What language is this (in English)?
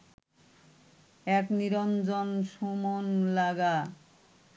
Bangla